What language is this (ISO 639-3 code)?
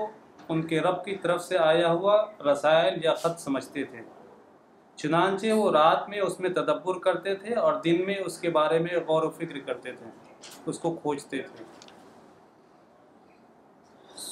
urd